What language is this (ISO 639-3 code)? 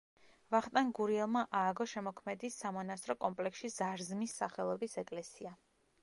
kat